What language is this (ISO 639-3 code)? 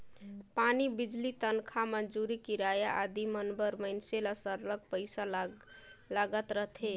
hne